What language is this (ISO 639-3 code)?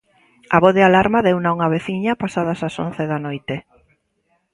glg